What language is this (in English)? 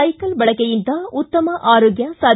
Kannada